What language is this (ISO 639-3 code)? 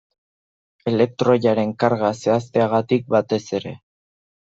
eus